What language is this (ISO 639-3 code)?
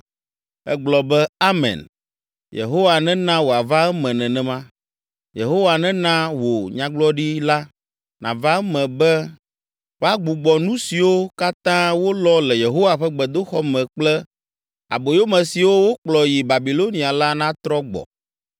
ewe